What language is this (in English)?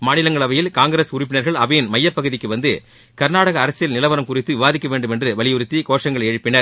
Tamil